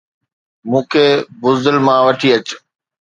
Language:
Sindhi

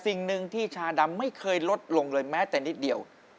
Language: Thai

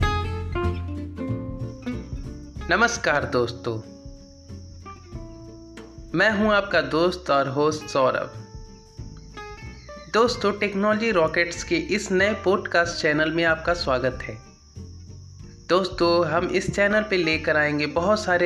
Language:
Hindi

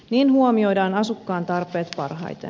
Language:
Finnish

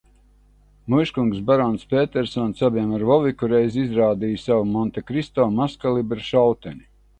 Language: Latvian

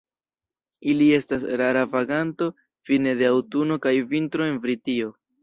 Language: Esperanto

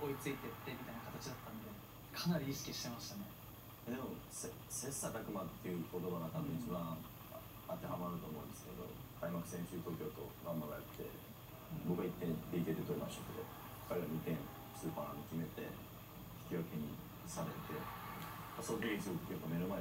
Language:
Japanese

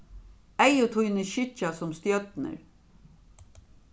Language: Faroese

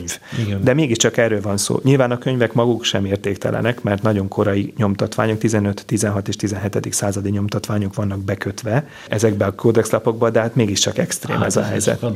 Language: Hungarian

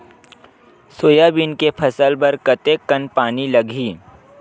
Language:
Chhattisgarhi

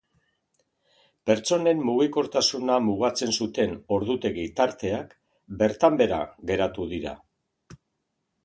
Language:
Basque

